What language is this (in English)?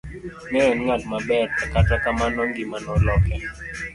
Luo (Kenya and Tanzania)